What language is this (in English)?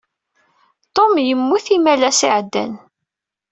Kabyle